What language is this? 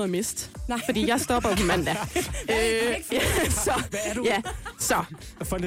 Danish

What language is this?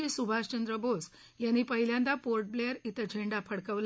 Marathi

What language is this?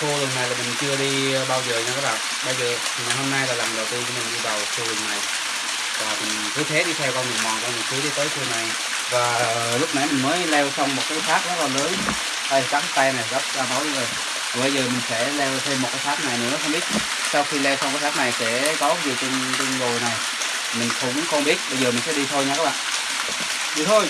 Vietnamese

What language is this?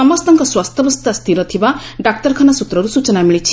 Odia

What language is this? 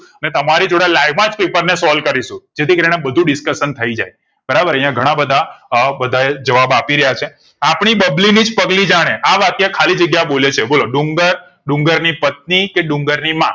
Gujarati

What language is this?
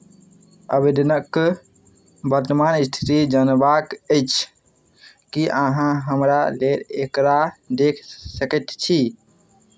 Maithili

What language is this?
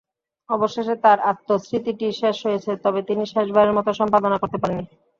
Bangla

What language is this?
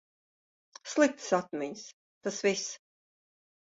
Latvian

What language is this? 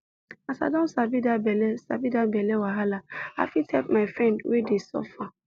Nigerian Pidgin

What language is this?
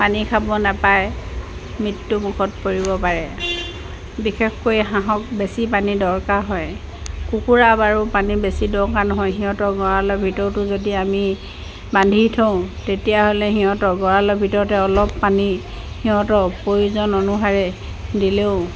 Assamese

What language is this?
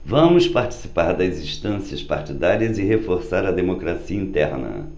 Portuguese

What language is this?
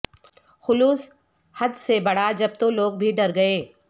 Urdu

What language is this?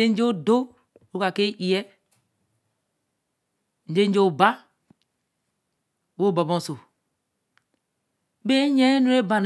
Eleme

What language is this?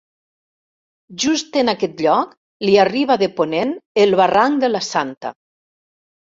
Catalan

